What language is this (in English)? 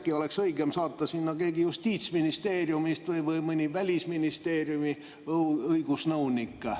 Estonian